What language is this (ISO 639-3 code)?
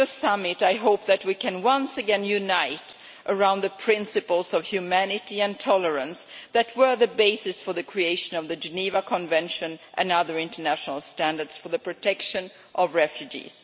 eng